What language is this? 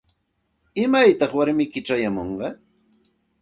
Santa Ana de Tusi Pasco Quechua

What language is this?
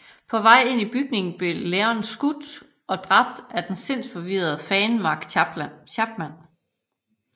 Danish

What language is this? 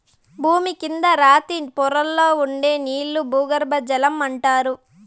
Telugu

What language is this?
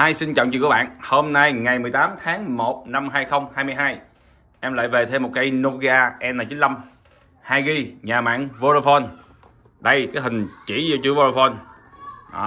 Vietnamese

